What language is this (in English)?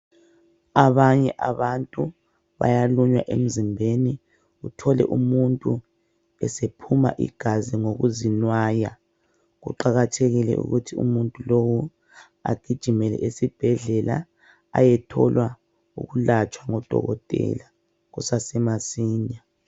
North Ndebele